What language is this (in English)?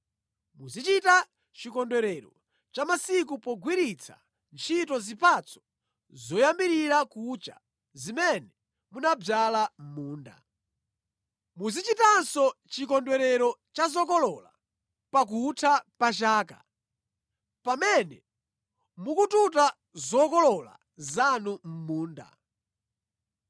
Nyanja